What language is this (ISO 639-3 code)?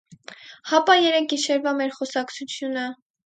hye